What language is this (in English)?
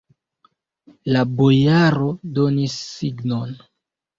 Esperanto